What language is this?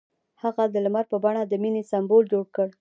Pashto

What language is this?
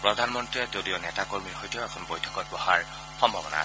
Assamese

